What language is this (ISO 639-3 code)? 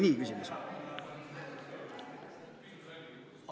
est